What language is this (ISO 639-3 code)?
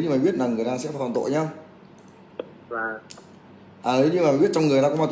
vie